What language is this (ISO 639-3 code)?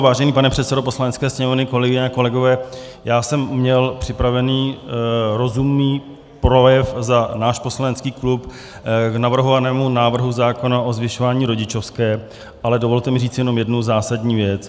ces